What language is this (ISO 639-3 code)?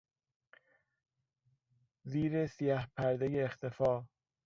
fas